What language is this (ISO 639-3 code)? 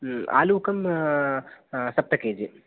san